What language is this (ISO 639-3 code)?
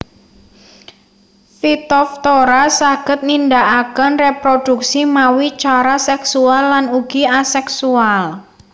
jav